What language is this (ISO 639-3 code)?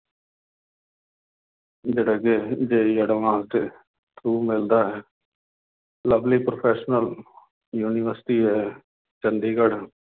pan